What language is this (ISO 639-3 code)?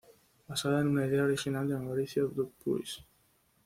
spa